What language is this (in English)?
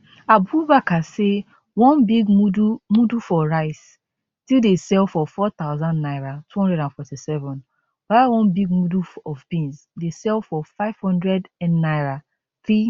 Nigerian Pidgin